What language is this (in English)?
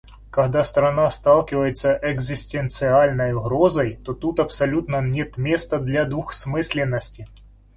Russian